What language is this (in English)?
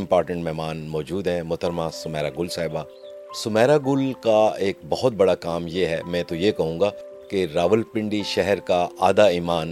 Urdu